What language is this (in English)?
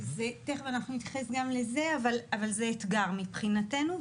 Hebrew